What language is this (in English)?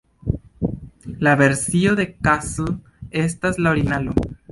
Esperanto